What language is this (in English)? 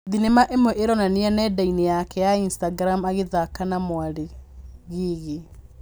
Kikuyu